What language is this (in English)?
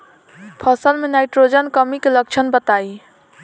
Bhojpuri